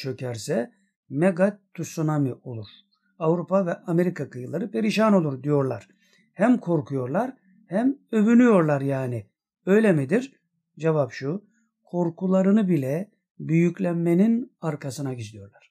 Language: Turkish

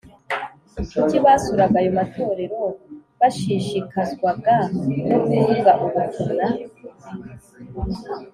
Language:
Kinyarwanda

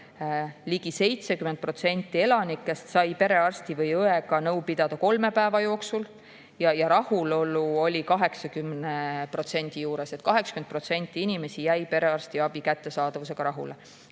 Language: Estonian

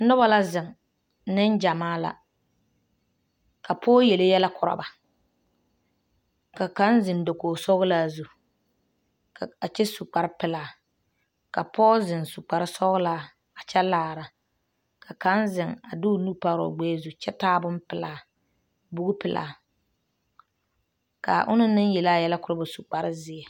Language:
Southern Dagaare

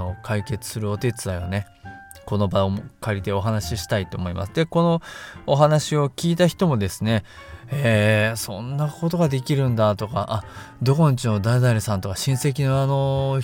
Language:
Japanese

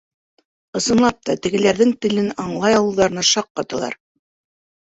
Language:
Bashkir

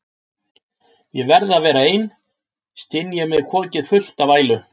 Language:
Icelandic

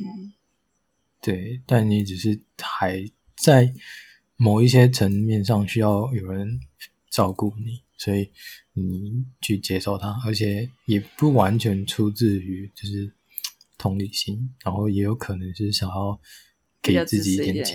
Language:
Chinese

